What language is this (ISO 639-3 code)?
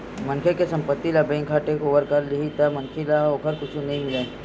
hne